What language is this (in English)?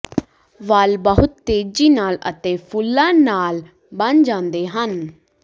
Punjabi